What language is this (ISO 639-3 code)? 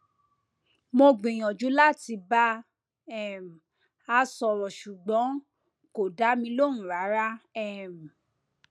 yor